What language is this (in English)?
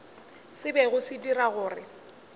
Northern Sotho